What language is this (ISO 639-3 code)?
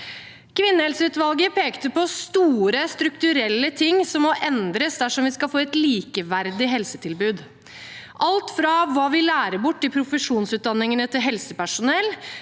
nor